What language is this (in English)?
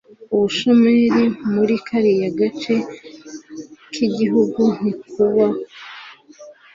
Kinyarwanda